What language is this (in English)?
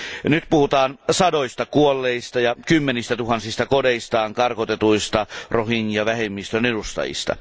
Finnish